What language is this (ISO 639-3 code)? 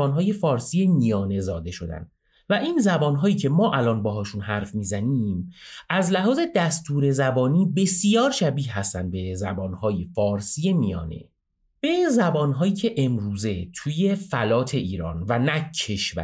fas